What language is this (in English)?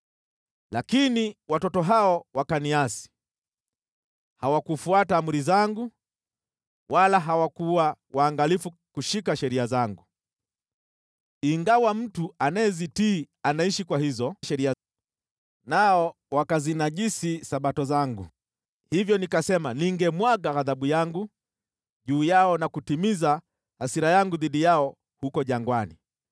Swahili